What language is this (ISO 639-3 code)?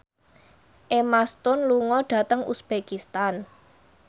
jav